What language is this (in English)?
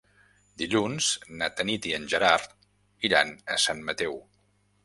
Catalan